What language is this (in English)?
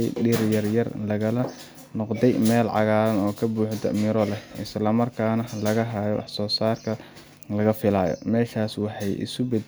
Somali